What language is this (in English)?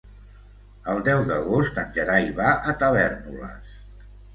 Catalan